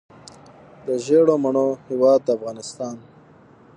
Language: Pashto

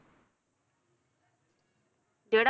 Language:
Punjabi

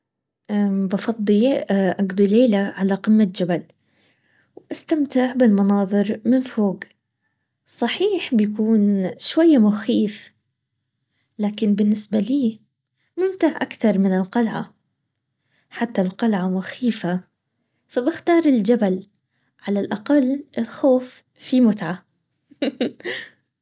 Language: Baharna Arabic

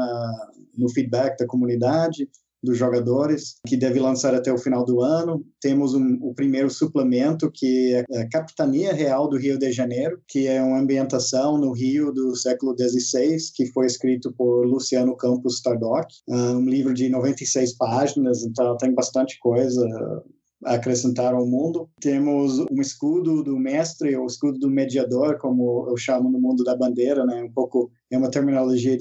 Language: Portuguese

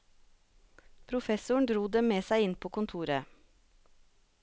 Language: Norwegian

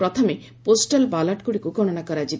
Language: Odia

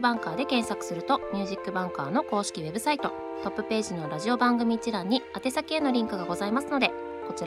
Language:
Japanese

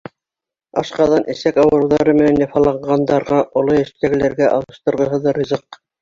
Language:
Bashkir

